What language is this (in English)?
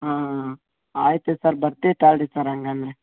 Kannada